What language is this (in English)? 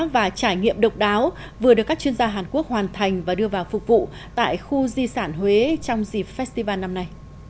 Vietnamese